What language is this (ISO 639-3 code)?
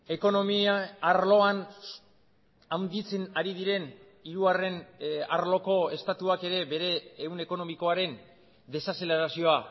eus